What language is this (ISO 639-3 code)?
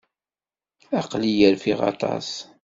kab